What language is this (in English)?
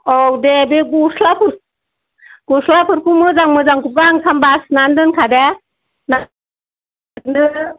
Bodo